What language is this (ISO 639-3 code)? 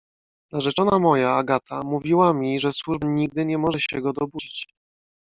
pol